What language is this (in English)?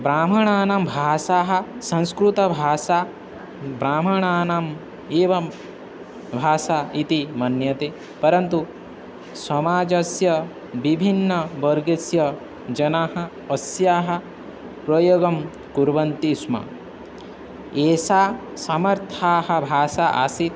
Sanskrit